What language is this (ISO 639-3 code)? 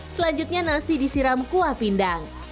ind